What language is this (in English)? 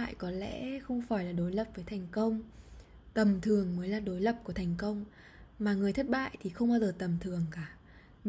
Vietnamese